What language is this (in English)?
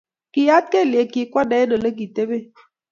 Kalenjin